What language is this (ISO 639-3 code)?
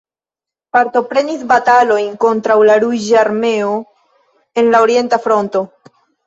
epo